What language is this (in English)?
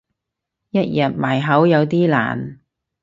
Cantonese